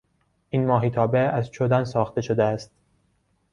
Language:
Persian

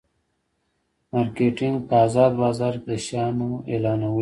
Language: Pashto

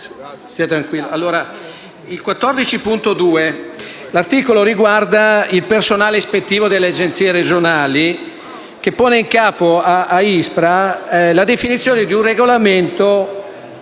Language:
Italian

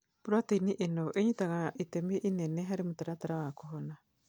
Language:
Kikuyu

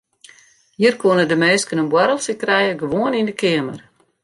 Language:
Western Frisian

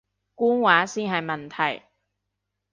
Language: Cantonese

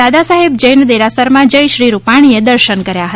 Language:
Gujarati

